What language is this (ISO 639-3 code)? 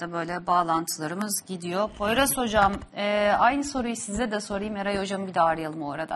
tur